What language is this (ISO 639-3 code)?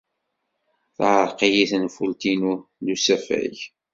kab